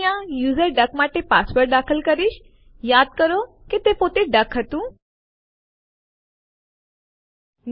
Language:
Gujarati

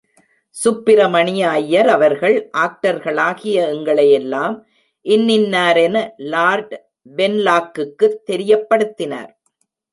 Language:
Tamil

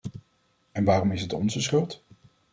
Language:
Dutch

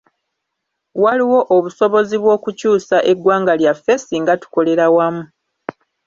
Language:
Ganda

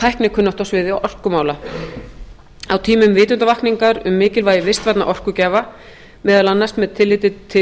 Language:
Icelandic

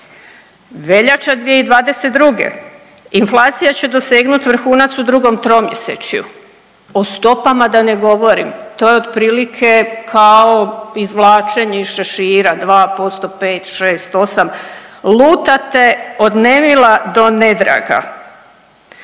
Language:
Croatian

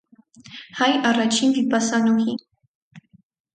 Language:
Armenian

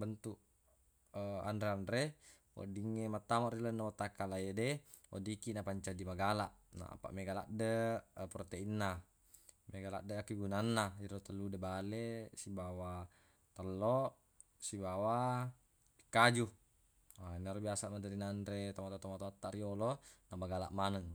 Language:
Buginese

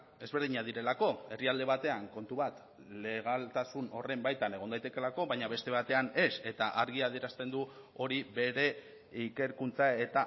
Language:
Basque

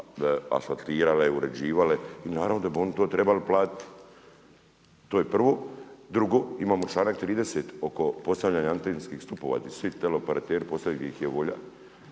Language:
Croatian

